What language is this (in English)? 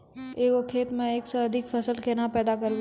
Maithili